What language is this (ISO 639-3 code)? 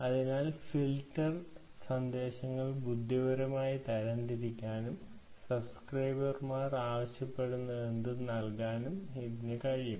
mal